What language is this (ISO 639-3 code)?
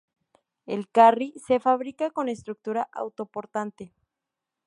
spa